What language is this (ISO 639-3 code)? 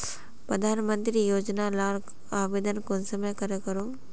mag